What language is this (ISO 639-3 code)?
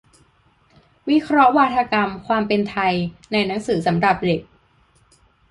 tha